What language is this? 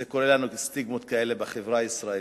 Hebrew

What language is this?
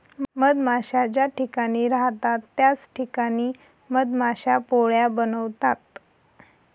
Marathi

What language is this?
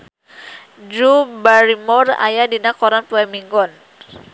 Sundanese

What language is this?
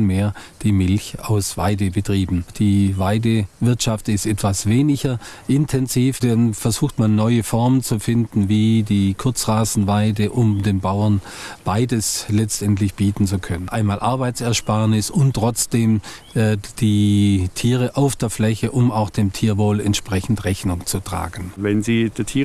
German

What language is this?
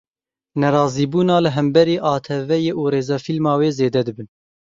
Kurdish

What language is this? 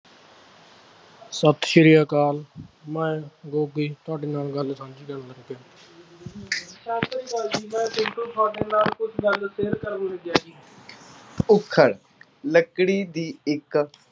Punjabi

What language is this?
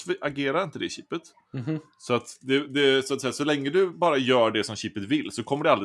Swedish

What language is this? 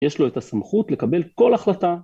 Hebrew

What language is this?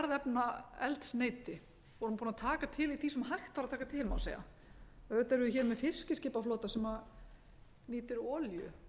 Icelandic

